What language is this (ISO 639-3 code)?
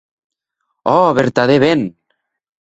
oci